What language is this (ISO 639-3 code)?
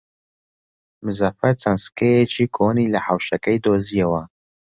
ckb